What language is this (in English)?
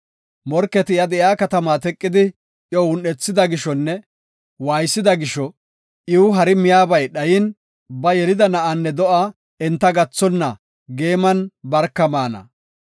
Gofa